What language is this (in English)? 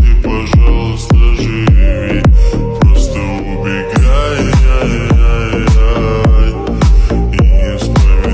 Arabic